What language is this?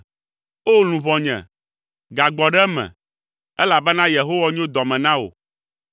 Ewe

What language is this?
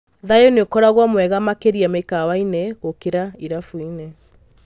Kikuyu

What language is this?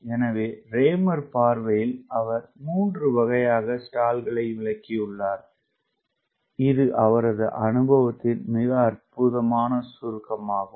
Tamil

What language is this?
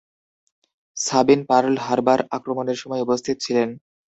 Bangla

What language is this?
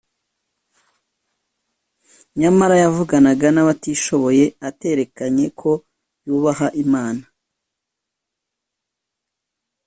Kinyarwanda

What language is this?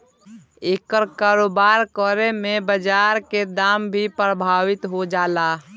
Bhojpuri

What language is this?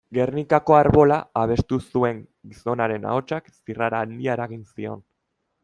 Basque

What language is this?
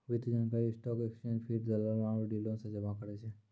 Maithili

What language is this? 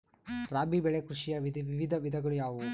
Kannada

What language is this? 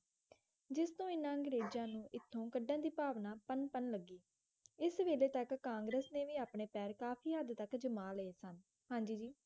Punjabi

